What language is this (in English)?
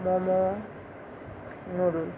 Bangla